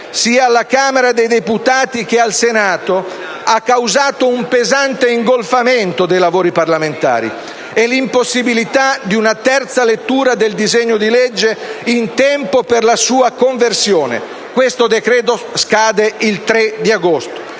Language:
Italian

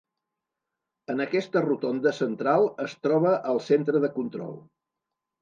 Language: Catalan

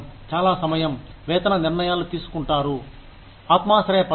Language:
Telugu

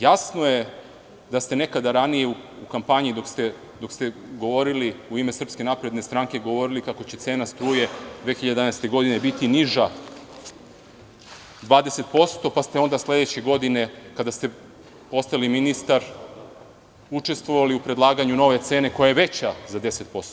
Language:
Serbian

